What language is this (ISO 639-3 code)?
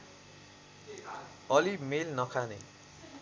nep